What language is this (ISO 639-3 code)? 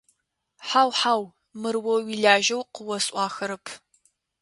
ady